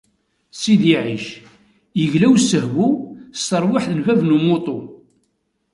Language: Kabyle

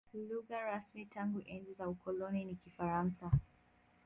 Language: Swahili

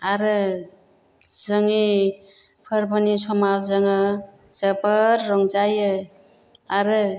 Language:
Bodo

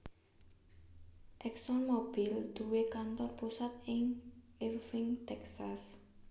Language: Javanese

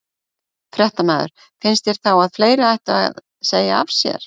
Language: Icelandic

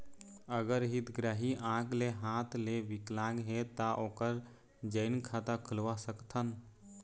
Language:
Chhattisgarhi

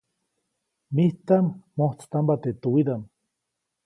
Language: Copainalá Zoque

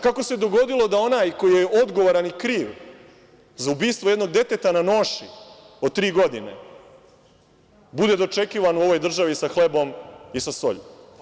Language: Serbian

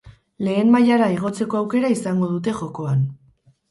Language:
Basque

